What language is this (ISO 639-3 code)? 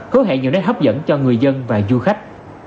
vie